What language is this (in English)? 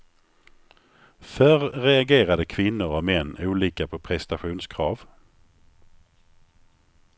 Swedish